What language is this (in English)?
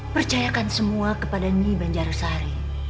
Indonesian